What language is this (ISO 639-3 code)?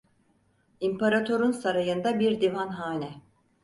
tur